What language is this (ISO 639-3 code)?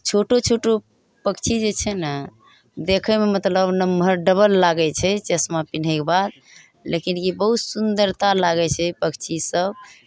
mai